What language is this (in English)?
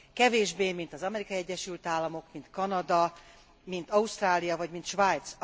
Hungarian